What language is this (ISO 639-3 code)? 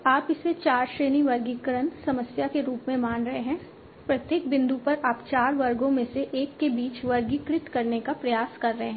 hin